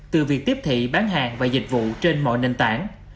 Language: Vietnamese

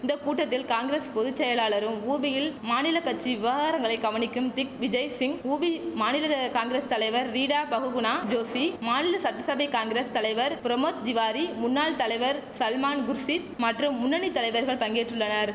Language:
Tamil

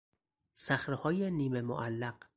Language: Persian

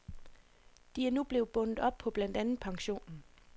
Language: Danish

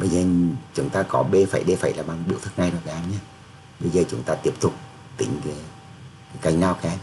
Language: Vietnamese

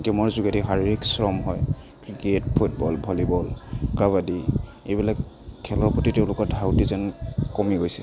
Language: Assamese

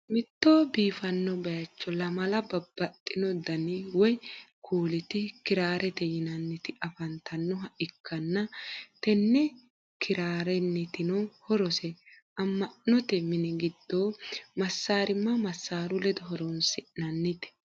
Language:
Sidamo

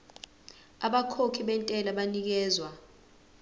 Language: Zulu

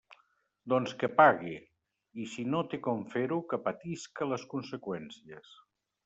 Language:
Catalan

